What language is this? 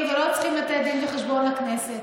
Hebrew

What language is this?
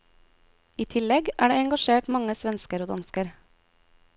Norwegian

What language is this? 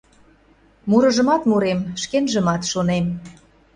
Mari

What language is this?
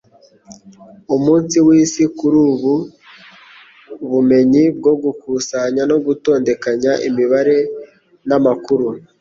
Kinyarwanda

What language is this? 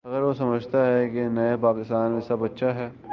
Urdu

